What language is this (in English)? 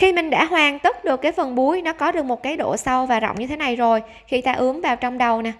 Vietnamese